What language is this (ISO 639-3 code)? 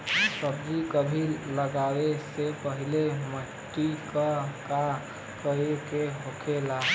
bho